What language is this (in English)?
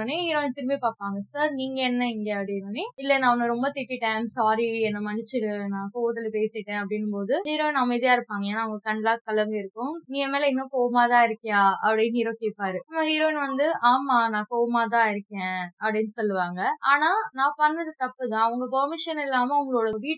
Tamil